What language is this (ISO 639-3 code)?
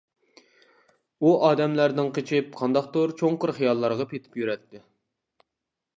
uig